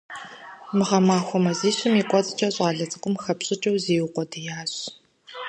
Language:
Kabardian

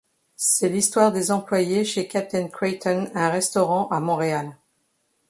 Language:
French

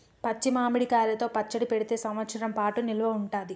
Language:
Telugu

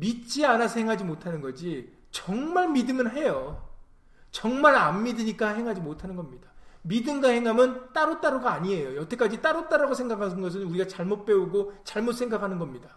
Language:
Korean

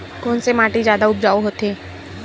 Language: Chhattisgarhi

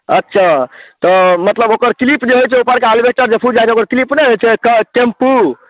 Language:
Maithili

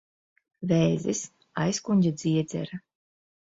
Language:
Latvian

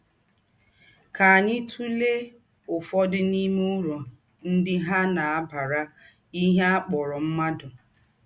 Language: Igbo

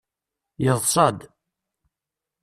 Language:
Kabyle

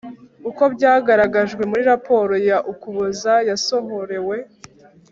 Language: Kinyarwanda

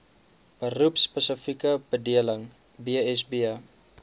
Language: Afrikaans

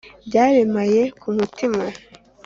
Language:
Kinyarwanda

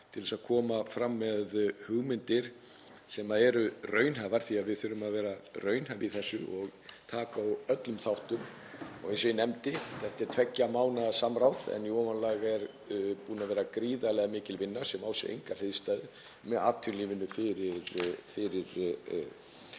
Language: Icelandic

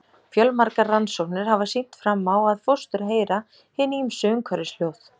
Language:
Icelandic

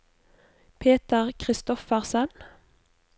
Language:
Norwegian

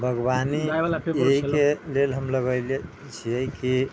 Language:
Maithili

